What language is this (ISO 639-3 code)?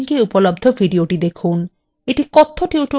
ben